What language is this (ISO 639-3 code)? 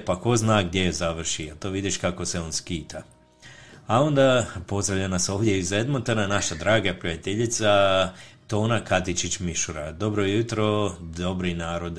hrv